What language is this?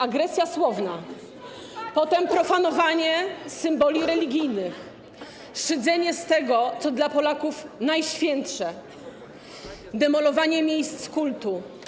Polish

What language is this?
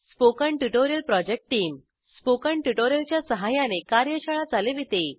Marathi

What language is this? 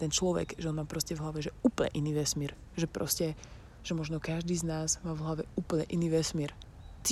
Slovak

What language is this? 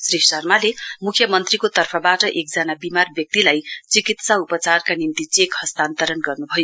Nepali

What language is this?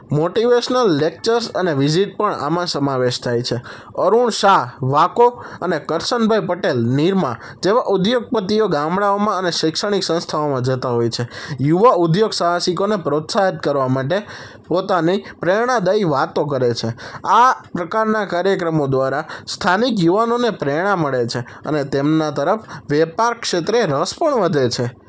Gujarati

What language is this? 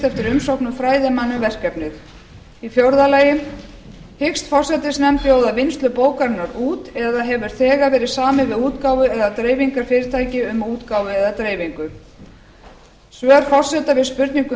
Icelandic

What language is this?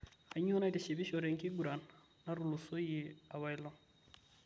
Masai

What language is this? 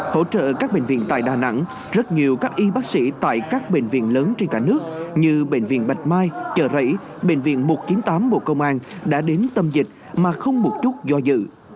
Vietnamese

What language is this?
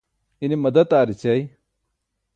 Burushaski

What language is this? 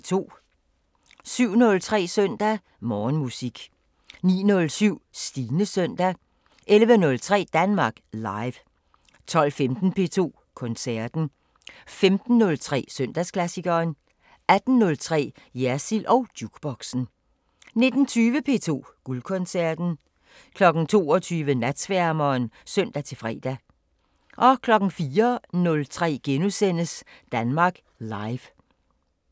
Danish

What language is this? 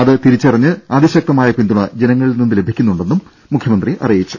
Malayalam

